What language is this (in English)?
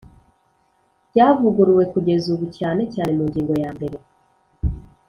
Kinyarwanda